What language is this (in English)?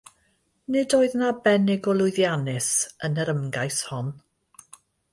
Welsh